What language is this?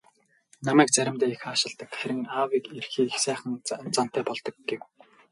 Mongolian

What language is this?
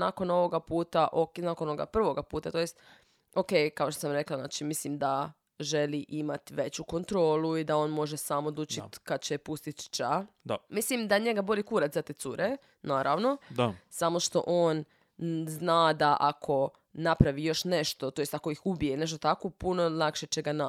Croatian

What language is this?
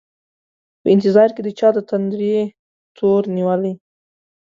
Pashto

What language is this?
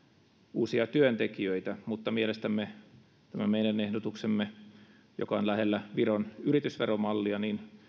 Finnish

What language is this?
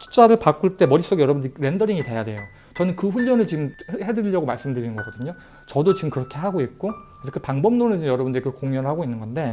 Korean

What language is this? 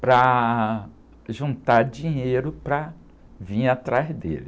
Portuguese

